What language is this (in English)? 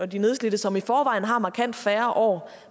Danish